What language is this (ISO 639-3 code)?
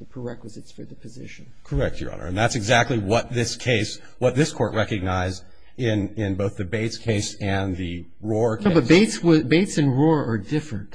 eng